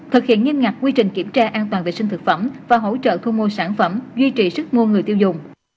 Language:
Vietnamese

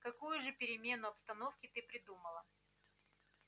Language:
Russian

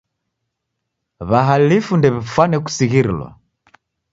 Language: Taita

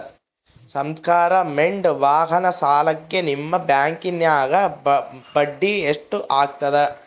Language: Kannada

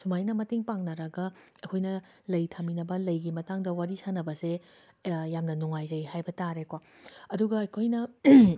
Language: Manipuri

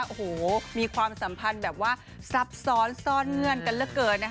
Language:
Thai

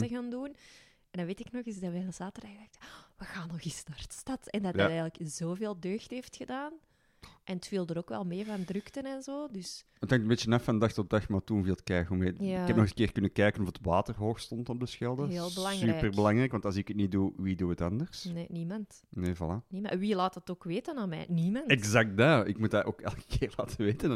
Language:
Dutch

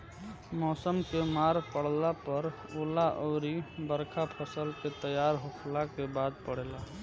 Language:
Bhojpuri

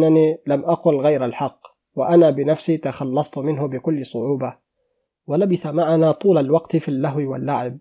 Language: Arabic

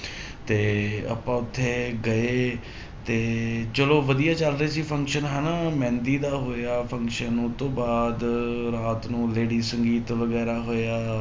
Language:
Punjabi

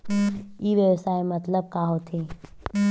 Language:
Chhattisgarhi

